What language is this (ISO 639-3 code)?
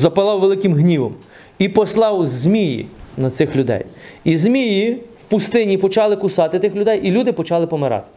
ukr